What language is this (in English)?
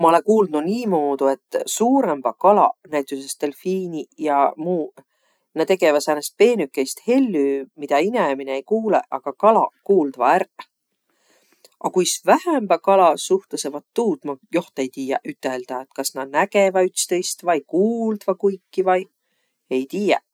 Võro